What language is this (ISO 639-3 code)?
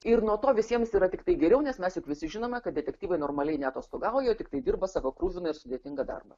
lit